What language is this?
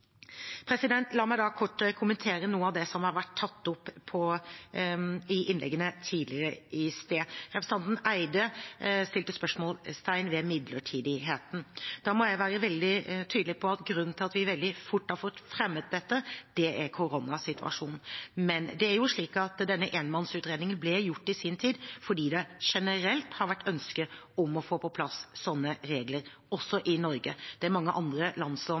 Norwegian Bokmål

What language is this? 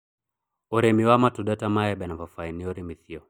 Kikuyu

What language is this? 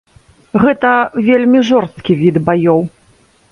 Belarusian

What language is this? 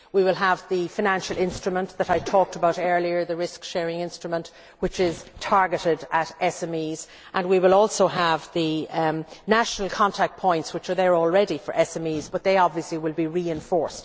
English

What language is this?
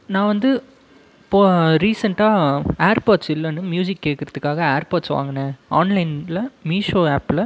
Tamil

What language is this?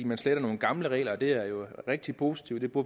Danish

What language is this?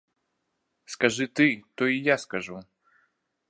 Belarusian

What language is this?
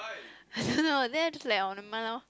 English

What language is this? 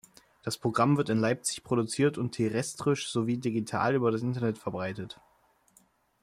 German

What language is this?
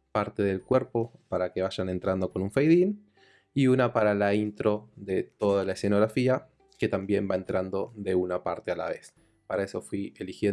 Spanish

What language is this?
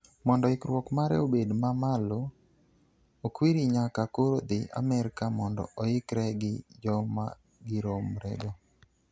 Luo (Kenya and Tanzania)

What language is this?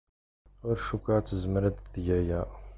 Kabyle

